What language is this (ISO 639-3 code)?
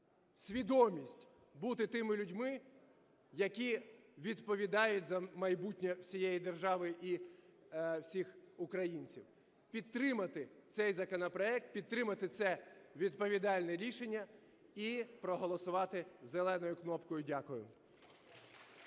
ukr